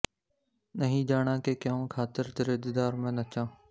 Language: Punjabi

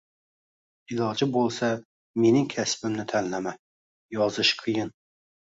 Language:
Uzbek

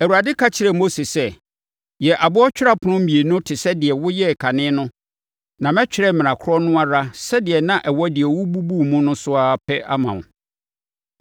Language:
Akan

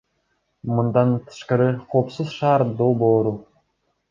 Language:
Kyrgyz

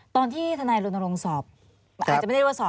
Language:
Thai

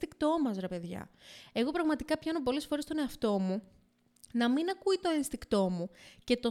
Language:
Greek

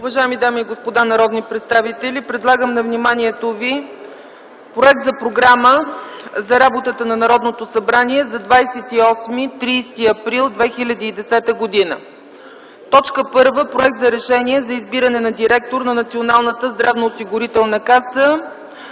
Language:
Bulgarian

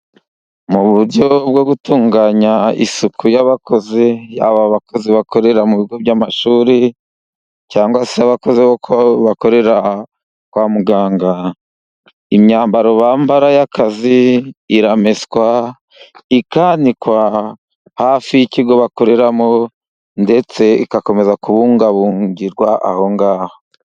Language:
Kinyarwanda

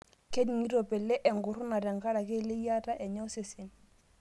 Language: Masai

